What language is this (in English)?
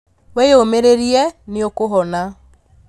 Kikuyu